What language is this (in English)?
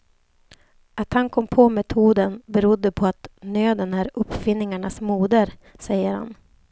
Swedish